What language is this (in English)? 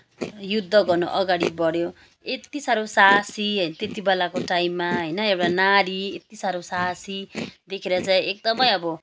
Nepali